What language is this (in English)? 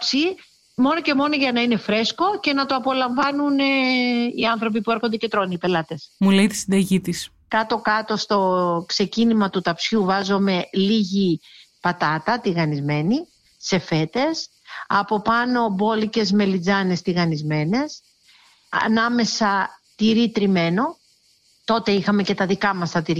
Greek